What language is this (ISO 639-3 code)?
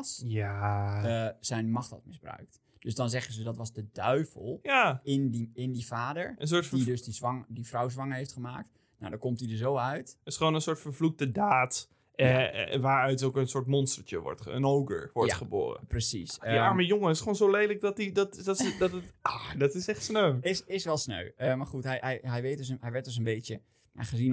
nld